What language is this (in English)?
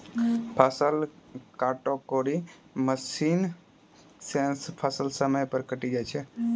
Maithili